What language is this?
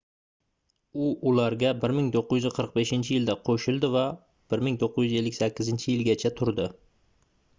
Uzbek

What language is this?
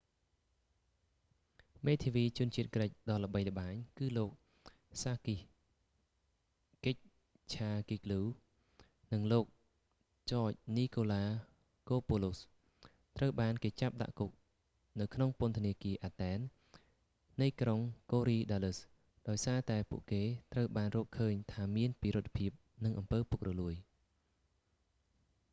Khmer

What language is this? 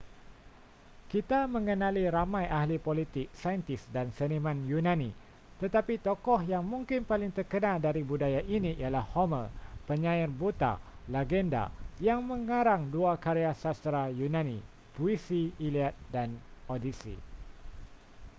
Malay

